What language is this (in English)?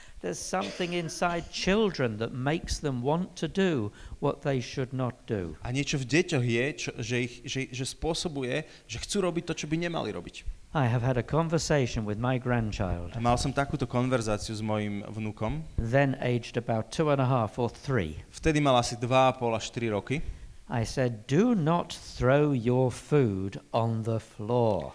Slovak